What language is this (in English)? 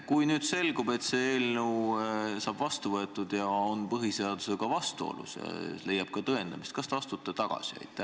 Estonian